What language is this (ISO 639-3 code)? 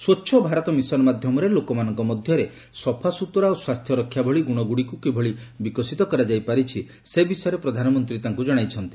ori